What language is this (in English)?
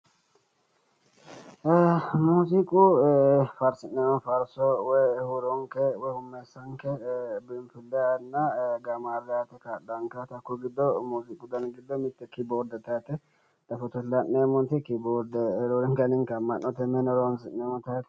Sidamo